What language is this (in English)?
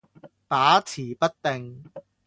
Cantonese